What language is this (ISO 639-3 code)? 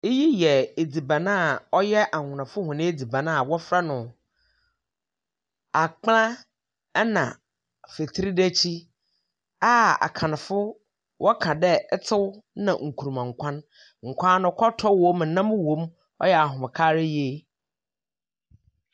aka